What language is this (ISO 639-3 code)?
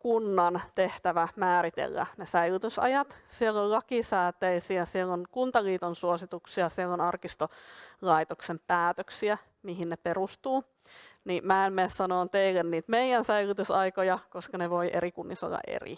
fin